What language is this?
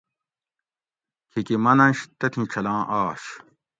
Gawri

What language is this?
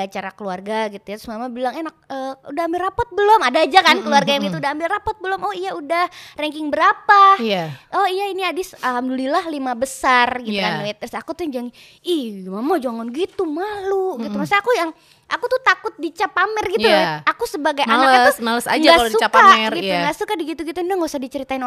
Indonesian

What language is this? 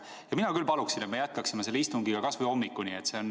Estonian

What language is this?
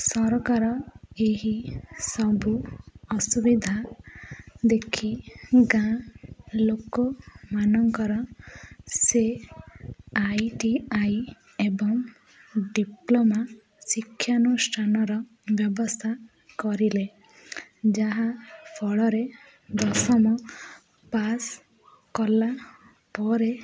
Odia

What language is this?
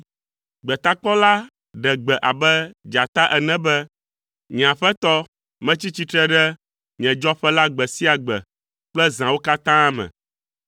Ewe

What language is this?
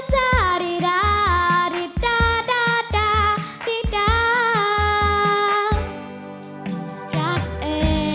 Thai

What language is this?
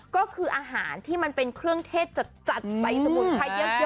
Thai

